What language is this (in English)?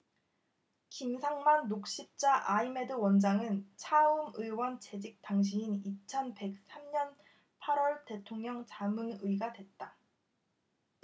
Korean